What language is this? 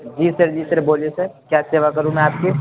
Urdu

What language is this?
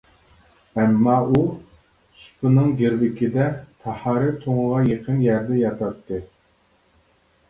Uyghur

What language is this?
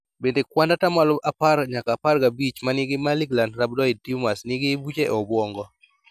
Luo (Kenya and Tanzania)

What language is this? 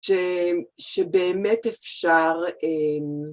Hebrew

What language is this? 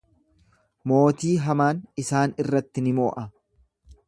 Oromo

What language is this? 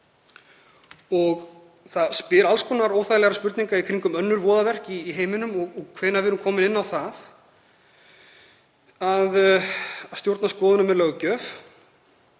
Icelandic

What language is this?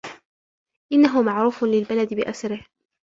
Arabic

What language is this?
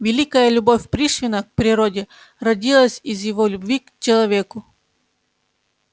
Russian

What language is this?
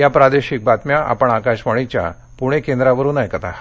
Marathi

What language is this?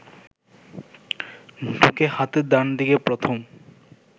Bangla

